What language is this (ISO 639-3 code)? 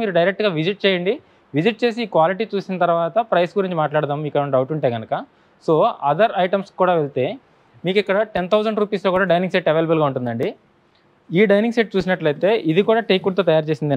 tel